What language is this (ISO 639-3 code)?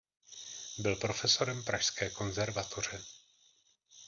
ces